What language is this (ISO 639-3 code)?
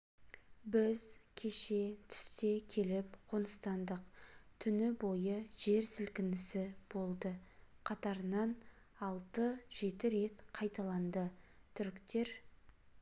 kaz